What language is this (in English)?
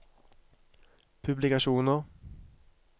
Norwegian